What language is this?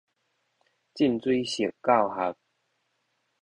Min Nan Chinese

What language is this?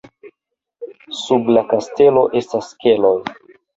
Esperanto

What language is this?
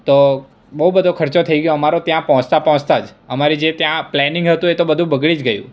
Gujarati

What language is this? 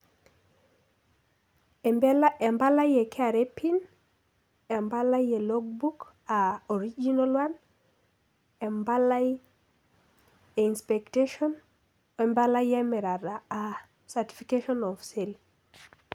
Masai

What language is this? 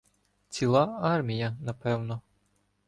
Ukrainian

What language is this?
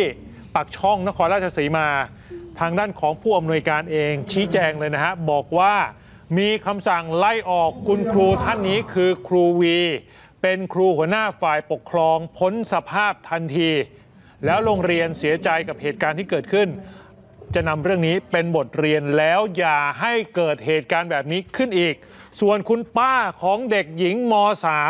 Thai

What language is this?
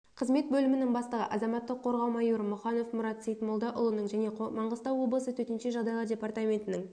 Kazakh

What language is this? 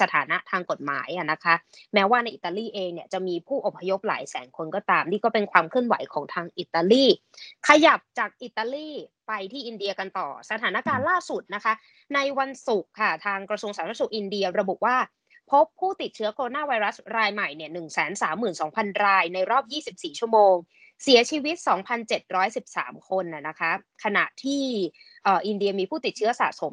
Thai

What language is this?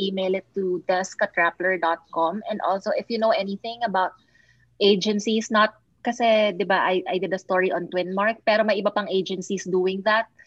Filipino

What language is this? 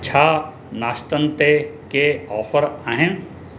Sindhi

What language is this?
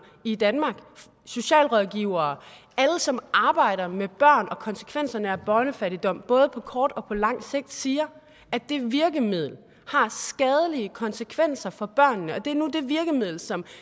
Danish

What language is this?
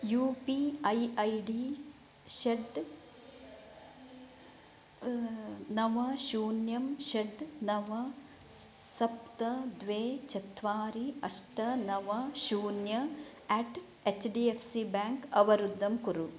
Sanskrit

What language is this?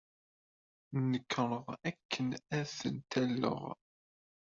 Kabyle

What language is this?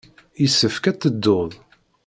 Kabyle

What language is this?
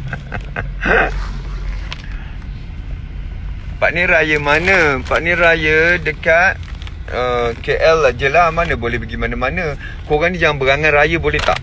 Malay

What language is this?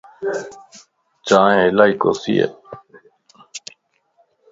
Lasi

